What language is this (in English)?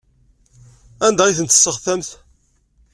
Kabyle